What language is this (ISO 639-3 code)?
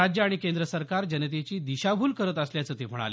mar